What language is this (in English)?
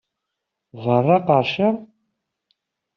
Kabyle